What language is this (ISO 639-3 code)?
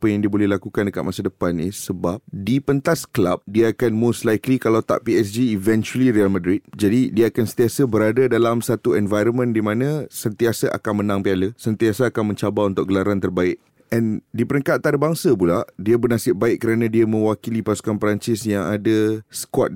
msa